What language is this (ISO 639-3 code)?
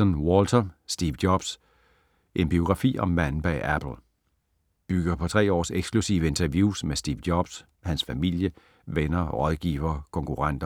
dan